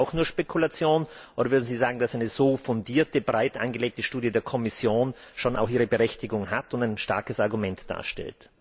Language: German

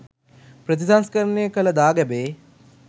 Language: Sinhala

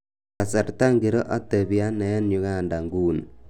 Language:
Kalenjin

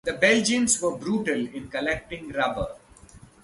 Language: English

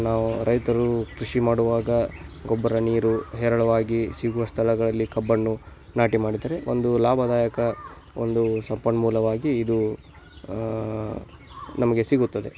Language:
Kannada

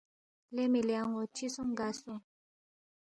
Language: Balti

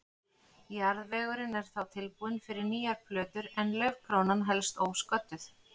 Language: Icelandic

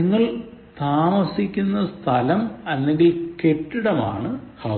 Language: Malayalam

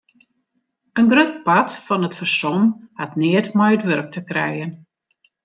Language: Western Frisian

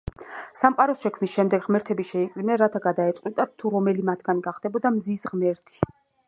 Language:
Georgian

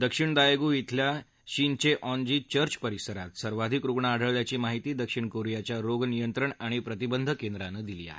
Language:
Marathi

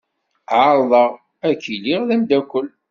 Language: Kabyle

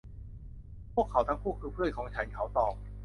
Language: Thai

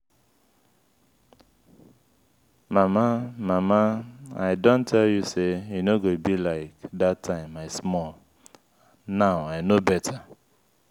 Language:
Nigerian Pidgin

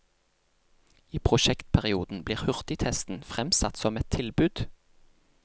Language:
Norwegian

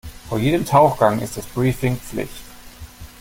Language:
German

